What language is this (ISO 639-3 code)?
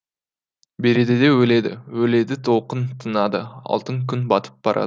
kaz